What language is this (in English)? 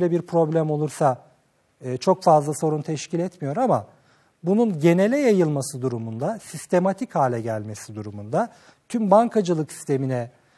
Turkish